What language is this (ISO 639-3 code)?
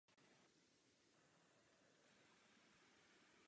ces